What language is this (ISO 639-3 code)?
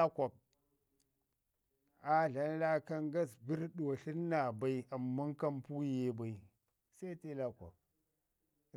ngi